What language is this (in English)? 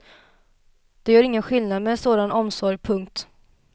Swedish